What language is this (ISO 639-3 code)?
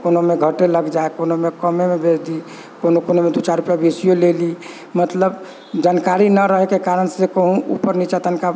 mai